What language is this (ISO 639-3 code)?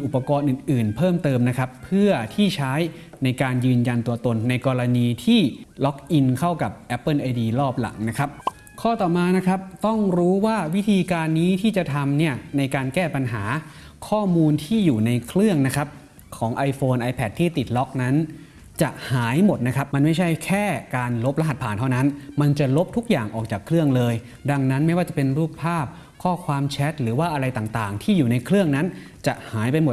tha